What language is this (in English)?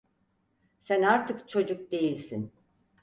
Turkish